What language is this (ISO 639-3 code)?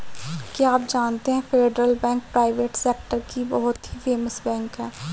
hin